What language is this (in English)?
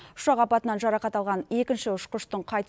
Kazakh